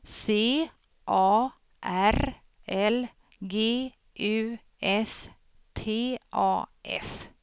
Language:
Swedish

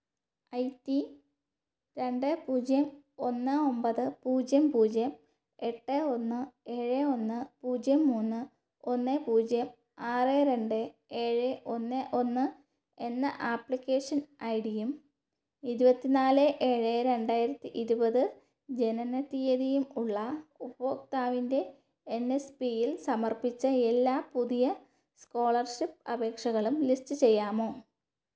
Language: Malayalam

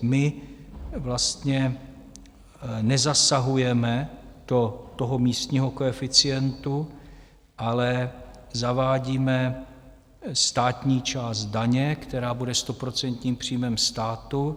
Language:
Czech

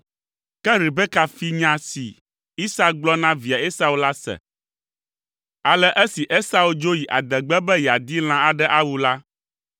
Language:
Ewe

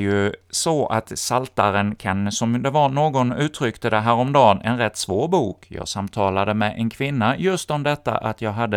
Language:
Swedish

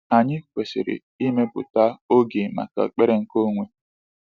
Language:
Igbo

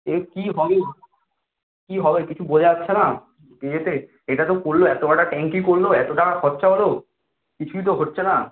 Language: Bangla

